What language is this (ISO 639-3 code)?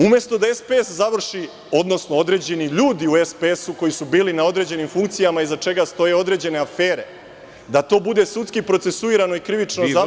srp